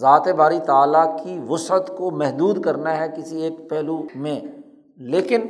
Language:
Urdu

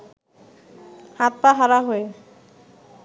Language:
Bangla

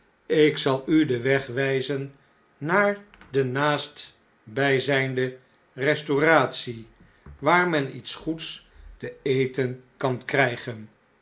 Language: Dutch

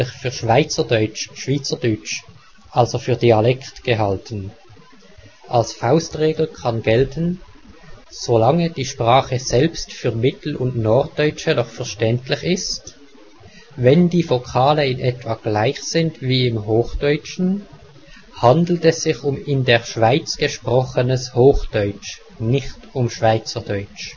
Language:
German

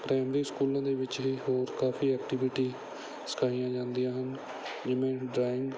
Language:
Punjabi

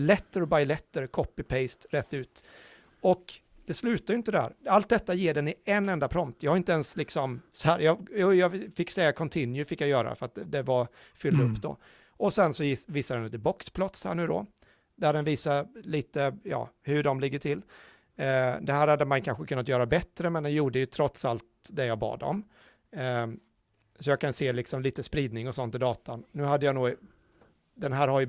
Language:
Swedish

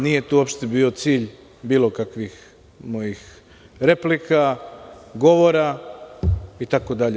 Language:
Serbian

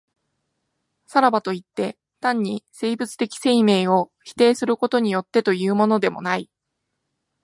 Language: Japanese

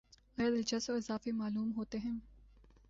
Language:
Urdu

